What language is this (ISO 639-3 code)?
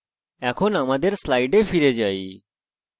ben